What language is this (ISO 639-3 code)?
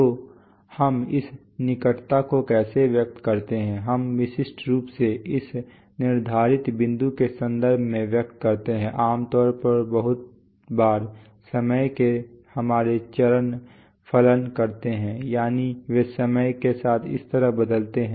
hin